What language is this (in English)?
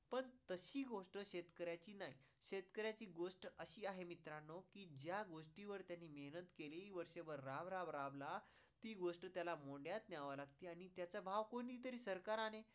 Marathi